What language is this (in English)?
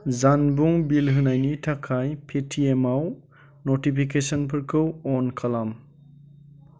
Bodo